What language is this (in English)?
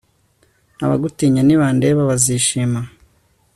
Kinyarwanda